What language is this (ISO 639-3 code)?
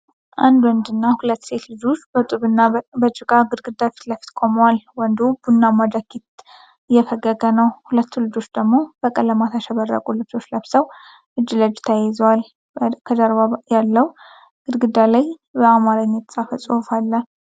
amh